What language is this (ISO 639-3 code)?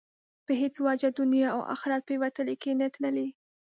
pus